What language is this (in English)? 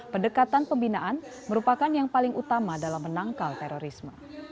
Indonesian